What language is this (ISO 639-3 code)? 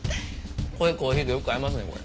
jpn